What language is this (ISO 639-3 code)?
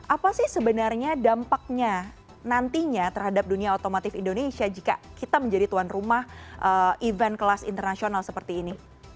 ind